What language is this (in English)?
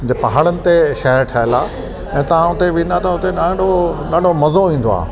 Sindhi